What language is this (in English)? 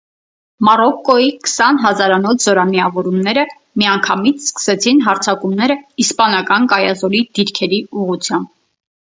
Armenian